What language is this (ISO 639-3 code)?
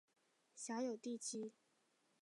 zho